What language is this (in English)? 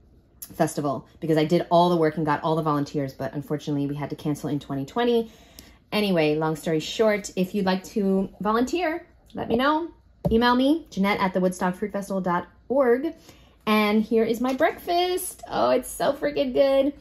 English